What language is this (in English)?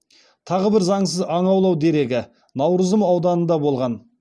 Kazakh